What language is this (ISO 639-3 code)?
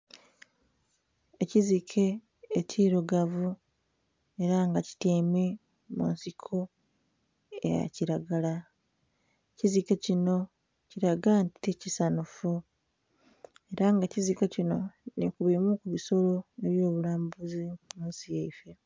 xog